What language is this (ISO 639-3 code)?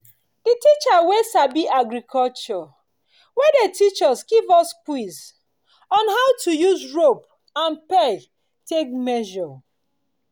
pcm